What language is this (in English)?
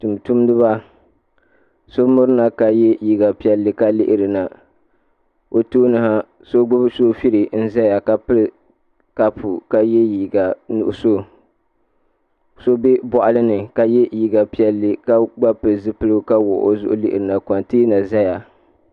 Dagbani